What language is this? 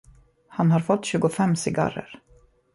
Swedish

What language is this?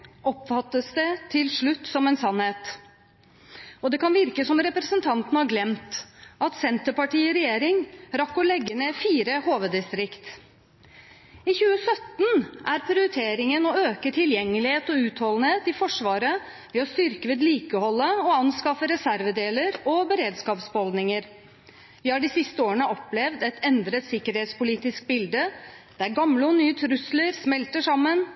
Norwegian Bokmål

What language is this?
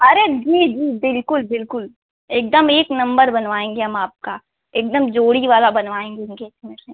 Hindi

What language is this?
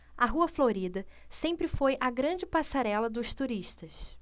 Portuguese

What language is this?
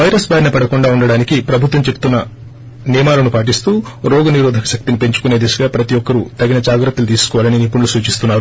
Telugu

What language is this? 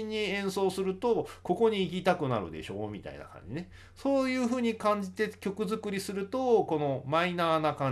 Japanese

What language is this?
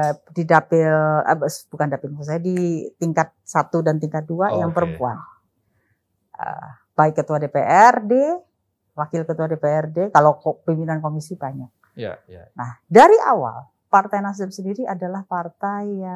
Indonesian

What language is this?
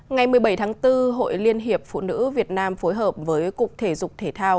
Vietnamese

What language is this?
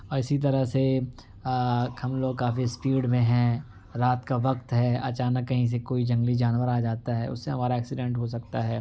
Urdu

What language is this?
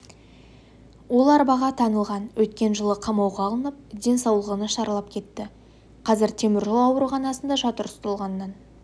Kazakh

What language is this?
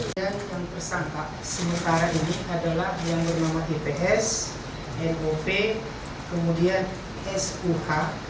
Indonesian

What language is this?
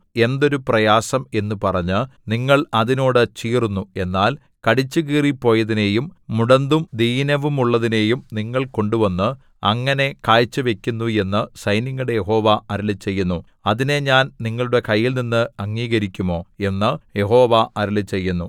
Malayalam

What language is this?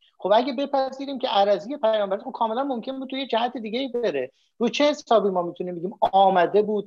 Persian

